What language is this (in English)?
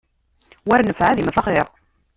Kabyle